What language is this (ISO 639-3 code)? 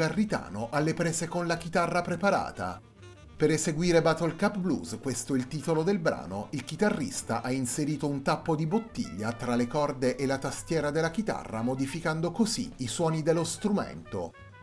ita